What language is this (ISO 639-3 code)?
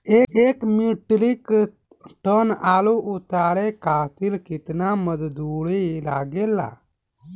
bho